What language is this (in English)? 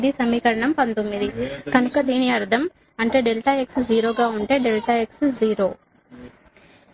Telugu